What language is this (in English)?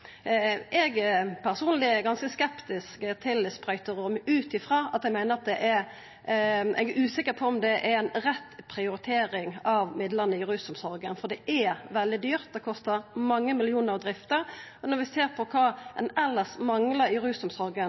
Norwegian Nynorsk